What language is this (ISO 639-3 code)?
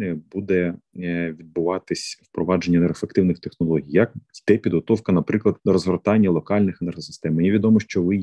ukr